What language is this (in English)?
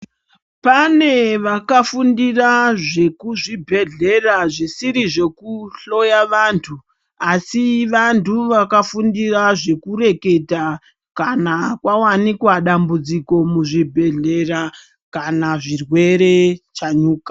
Ndau